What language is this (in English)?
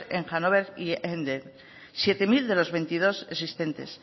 Spanish